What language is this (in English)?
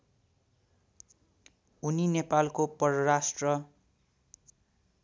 Nepali